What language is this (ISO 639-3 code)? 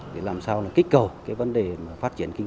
vie